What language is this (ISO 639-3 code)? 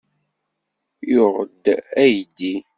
kab